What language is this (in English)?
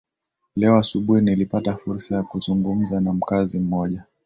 Swahili